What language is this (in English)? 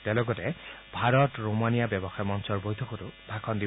Assamese